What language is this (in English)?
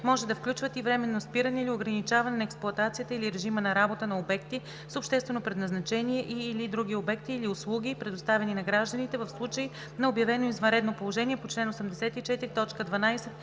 Bulgarian